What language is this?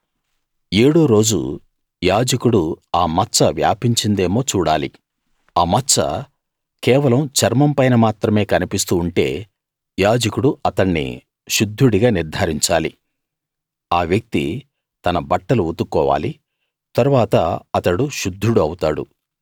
Telugu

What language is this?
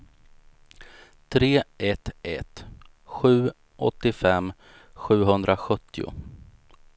Swedish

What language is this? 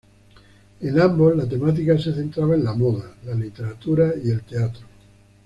Spanish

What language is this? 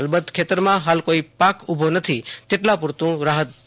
Gujarati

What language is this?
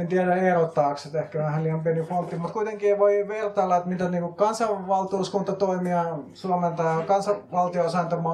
Finnish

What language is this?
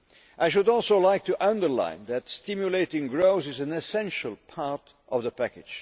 English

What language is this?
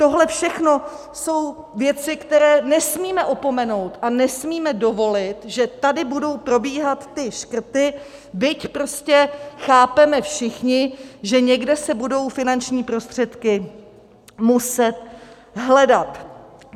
Czech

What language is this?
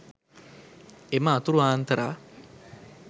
Sinhala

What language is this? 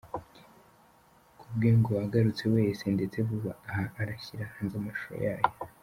Kinyarwanda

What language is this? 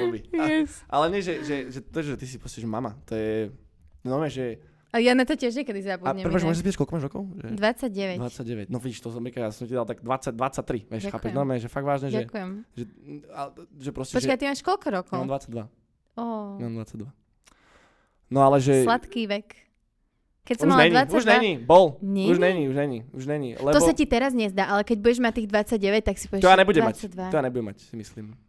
Slovak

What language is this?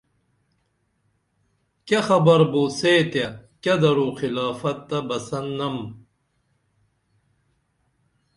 Dameli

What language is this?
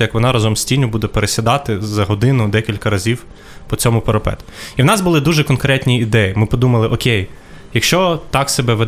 Ukrainian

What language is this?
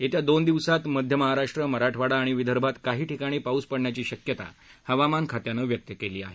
Marathi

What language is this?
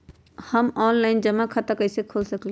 Magahi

